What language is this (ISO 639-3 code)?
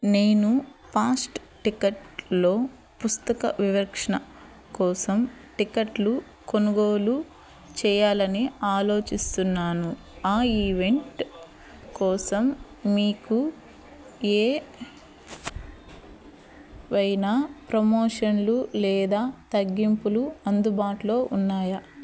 tel